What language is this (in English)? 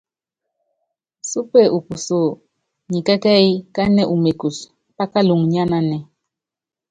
Yangben